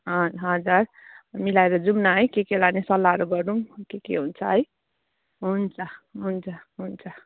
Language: Nepali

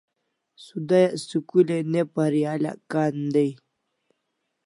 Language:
Kalasha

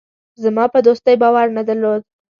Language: Pashto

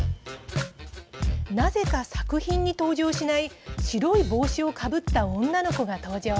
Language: Japanese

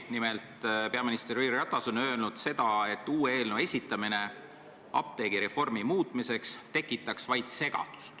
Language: Estonian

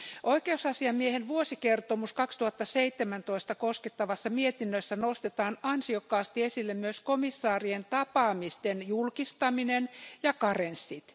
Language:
Finnish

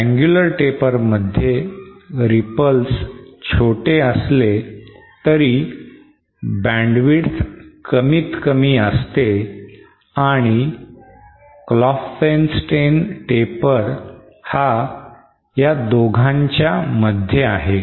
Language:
Marathi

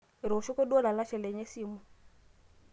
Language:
Masai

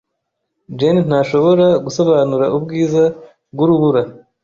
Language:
Kinyarwanda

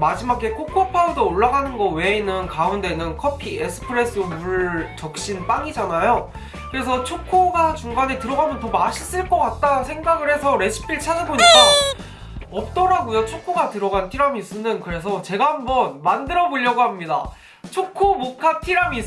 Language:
Korean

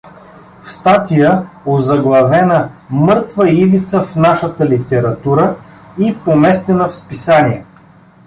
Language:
Bulgarian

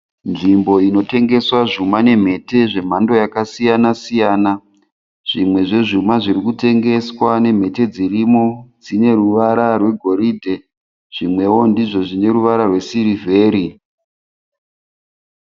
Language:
Shona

